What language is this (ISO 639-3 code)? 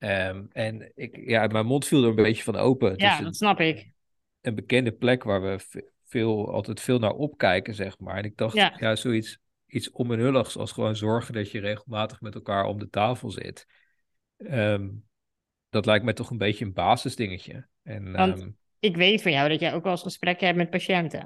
nld